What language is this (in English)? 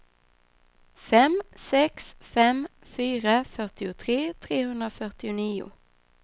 Swedish